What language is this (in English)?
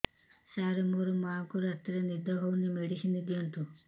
Odia